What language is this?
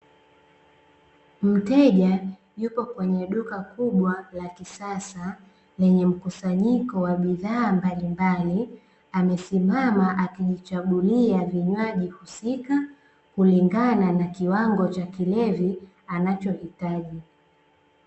Swahili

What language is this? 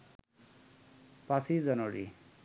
Bangla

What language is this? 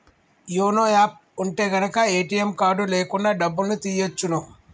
Telugu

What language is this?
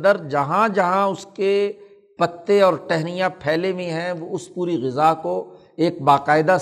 Urdu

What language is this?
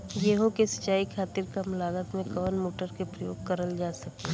Bhojpuri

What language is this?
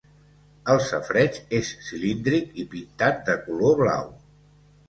Catalan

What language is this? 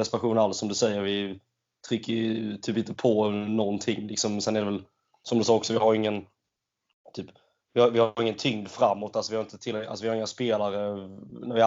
Swedish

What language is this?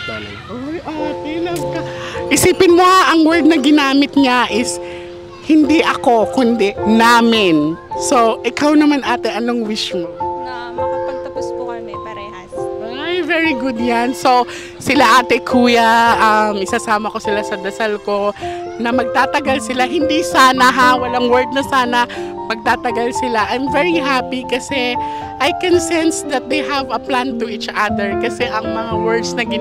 Filipino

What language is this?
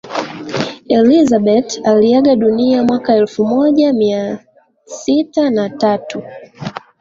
Swahili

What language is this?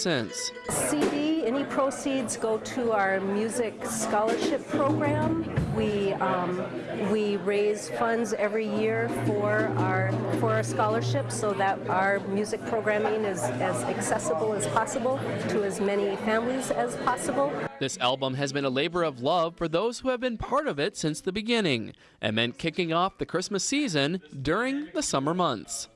English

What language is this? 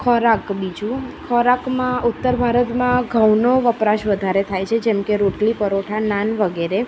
Gujarati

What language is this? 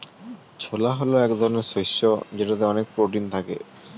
Bangla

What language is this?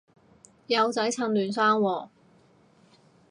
Cantonese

